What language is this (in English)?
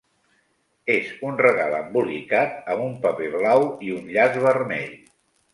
Catalan